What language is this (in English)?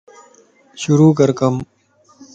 Lasi